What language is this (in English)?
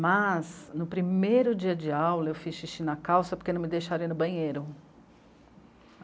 Portuguese